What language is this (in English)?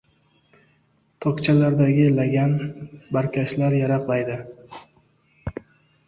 Uzbek